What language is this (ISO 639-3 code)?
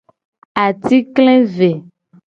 gej